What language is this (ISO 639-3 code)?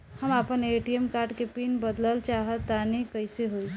bho